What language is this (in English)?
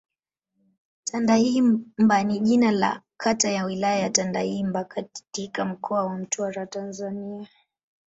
Swahili